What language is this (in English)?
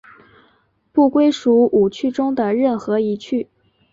Chinese